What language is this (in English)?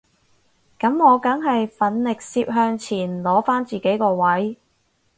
Cantonese